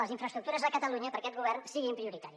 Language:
Catalan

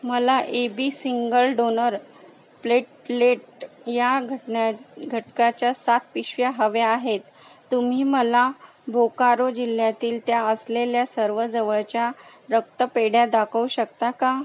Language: Marathi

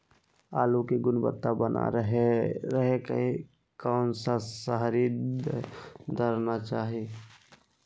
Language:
Magahi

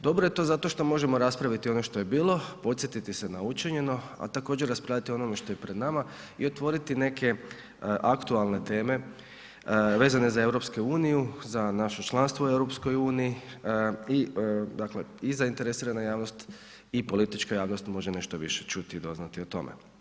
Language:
Croatian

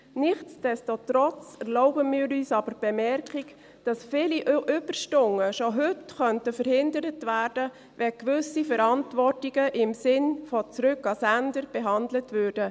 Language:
Swiss German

